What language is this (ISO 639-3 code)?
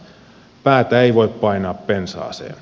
fin